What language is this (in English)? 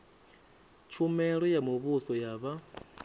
Venda